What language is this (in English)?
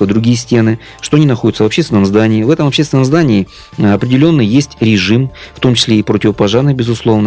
Russian